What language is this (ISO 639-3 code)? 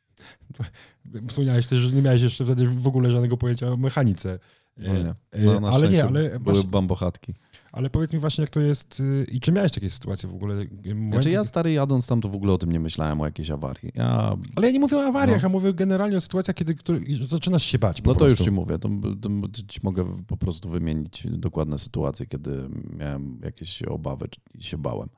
pol